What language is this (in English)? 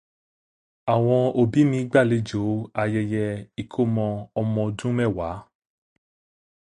Yoruba